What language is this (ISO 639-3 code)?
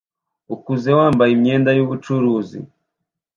kin